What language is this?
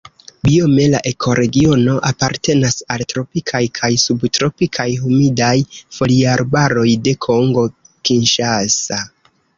Esperanto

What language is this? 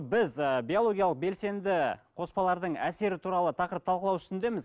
Kazakh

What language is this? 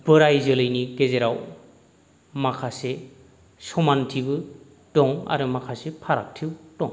Bodo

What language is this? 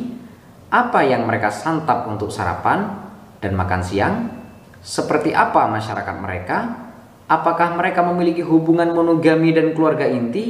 Indonesian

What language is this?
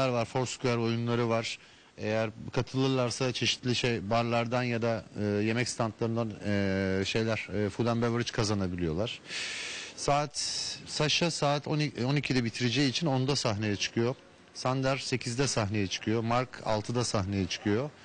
Turkish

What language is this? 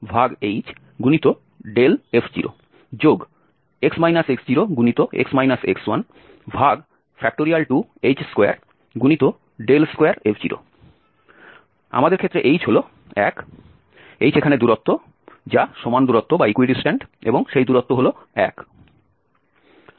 Bangla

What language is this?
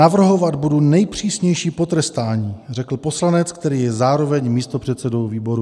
Czech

